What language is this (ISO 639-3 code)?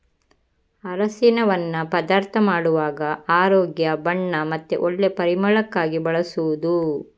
kan